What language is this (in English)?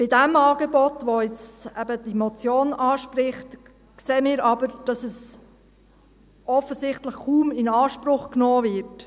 Swiss German